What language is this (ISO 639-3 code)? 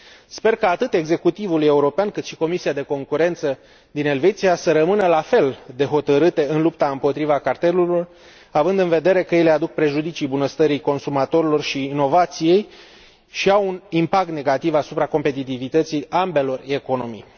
ron